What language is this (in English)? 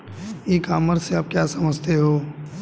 Hindi